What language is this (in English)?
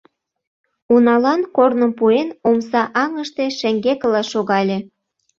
Mari